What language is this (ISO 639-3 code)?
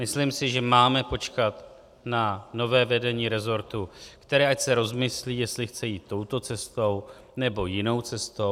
ces